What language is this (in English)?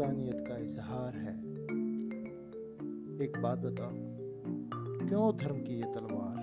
Hindi